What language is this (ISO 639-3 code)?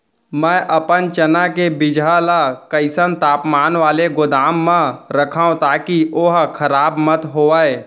hne